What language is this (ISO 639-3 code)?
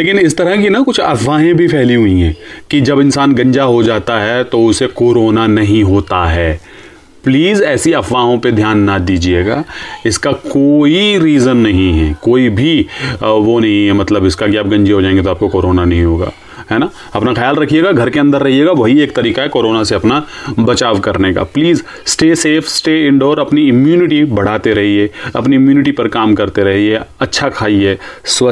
hin